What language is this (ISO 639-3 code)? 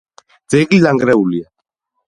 kat